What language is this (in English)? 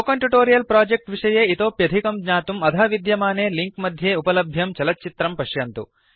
Sanskrit